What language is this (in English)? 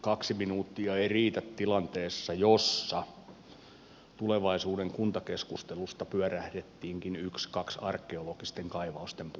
Finnish